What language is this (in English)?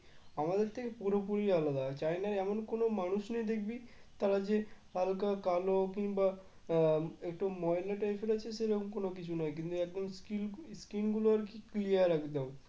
Bangla